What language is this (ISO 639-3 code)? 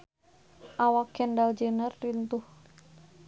sun